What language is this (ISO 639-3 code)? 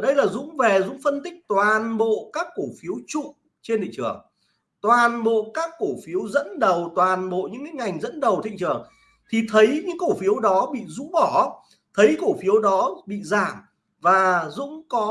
vie